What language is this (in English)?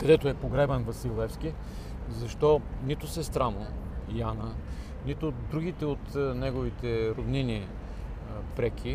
Bulgarian